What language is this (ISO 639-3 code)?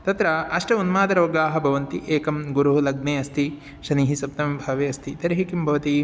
san